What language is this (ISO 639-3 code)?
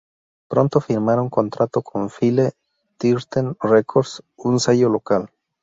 spa